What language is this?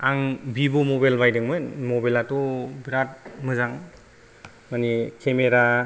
Bodo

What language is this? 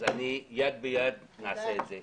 Hebrew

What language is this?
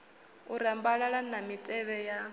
Venda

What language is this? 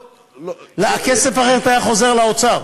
Hebrew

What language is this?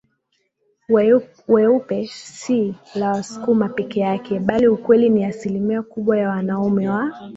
Swahili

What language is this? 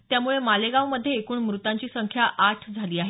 Marathi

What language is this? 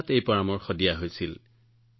Assamese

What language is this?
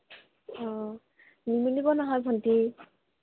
Assamese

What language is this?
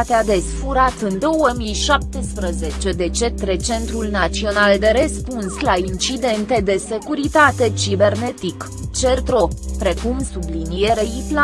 Romanian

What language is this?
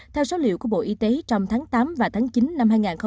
Vietnamese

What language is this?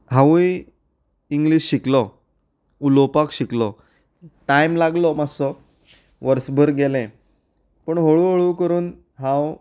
Konkani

